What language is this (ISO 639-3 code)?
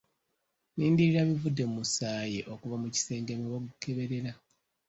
lug